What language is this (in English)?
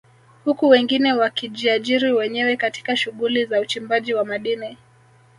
Swahili